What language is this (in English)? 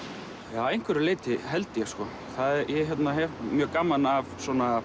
Icelandic